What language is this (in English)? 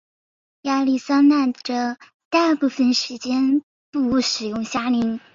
Chinese